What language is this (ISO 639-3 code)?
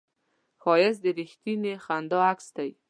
pus